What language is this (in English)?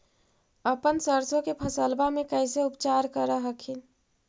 Magahi